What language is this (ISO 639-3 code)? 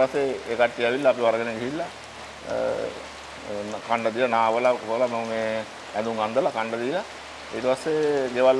ind